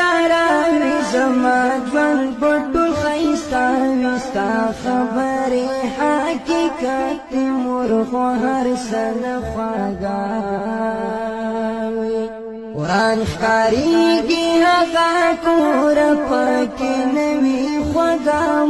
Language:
Romanian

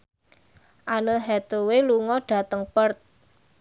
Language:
Javanese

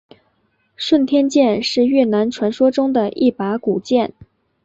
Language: Chinese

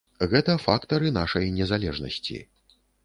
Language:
Belarusian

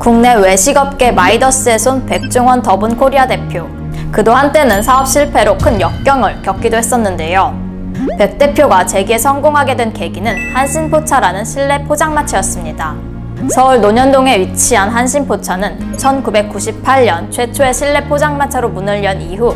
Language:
Korean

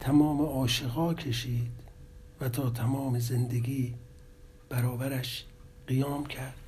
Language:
Persian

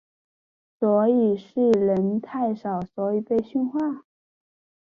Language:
Chinese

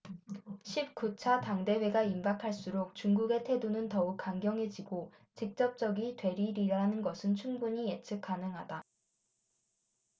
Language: Korean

